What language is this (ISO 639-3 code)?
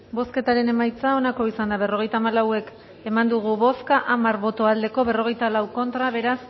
eus